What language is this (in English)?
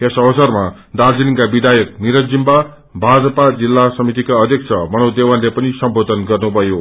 Nepali